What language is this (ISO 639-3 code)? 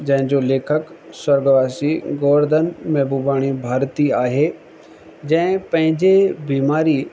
snd